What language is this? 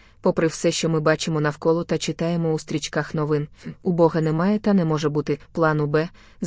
Ukrainian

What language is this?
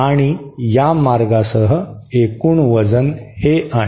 Marathi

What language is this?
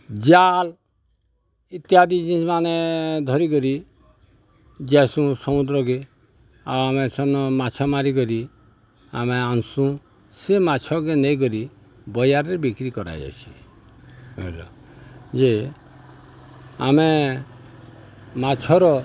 Odia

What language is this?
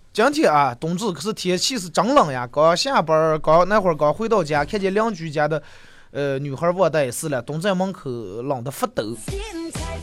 Chinese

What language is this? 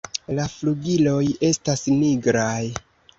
Esperanto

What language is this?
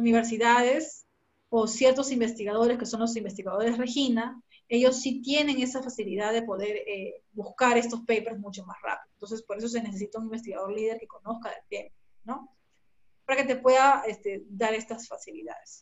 Spanish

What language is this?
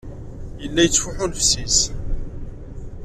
Kabyle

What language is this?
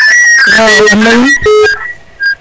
Serer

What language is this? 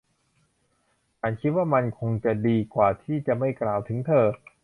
Thai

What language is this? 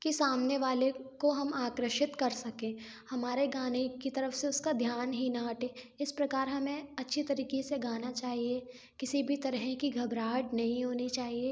Hindi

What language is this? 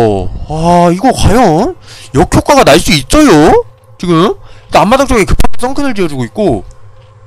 Korean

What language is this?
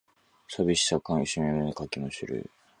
Japanese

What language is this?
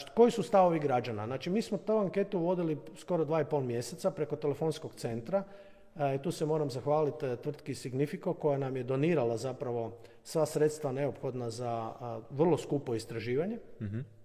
Croatian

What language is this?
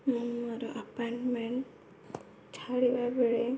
Odia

